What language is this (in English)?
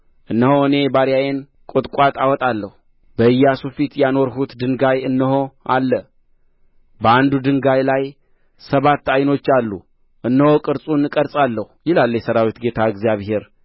Amharic